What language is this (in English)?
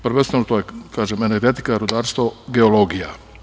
Serbian